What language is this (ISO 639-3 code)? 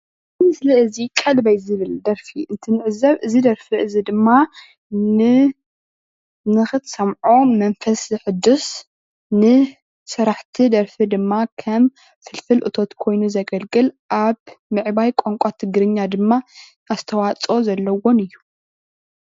tir